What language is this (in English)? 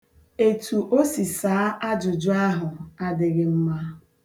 Igbo